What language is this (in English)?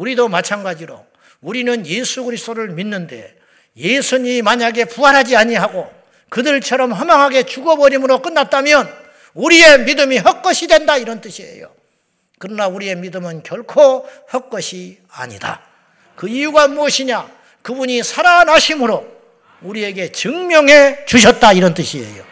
Korean